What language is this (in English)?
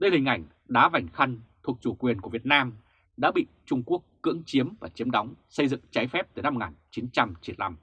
Vietnamese